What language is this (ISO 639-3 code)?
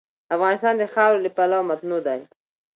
pus